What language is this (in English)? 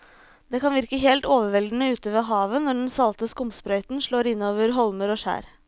Norwegian